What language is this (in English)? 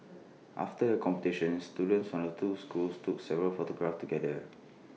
English